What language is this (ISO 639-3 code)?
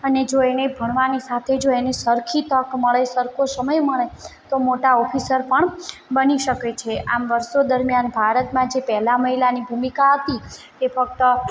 guj